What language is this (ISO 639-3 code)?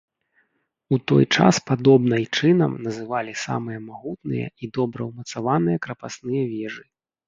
bel